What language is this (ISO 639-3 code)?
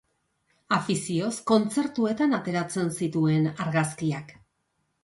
eus